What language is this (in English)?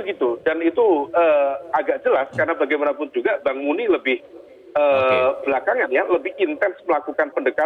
Indonesian